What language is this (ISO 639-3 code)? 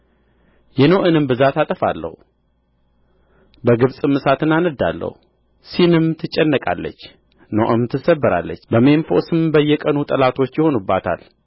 amh